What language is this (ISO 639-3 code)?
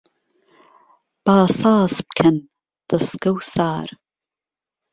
ckb